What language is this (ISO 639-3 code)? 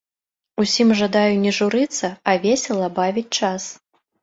bel